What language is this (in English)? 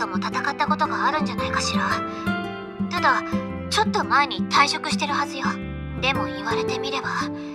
Japanese